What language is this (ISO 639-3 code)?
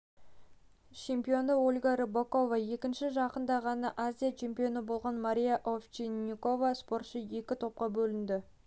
kaz